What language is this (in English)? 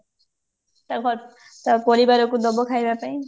Odia